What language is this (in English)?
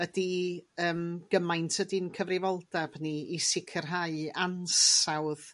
Welsh